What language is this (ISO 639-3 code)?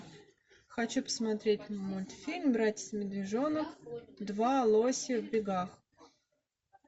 rus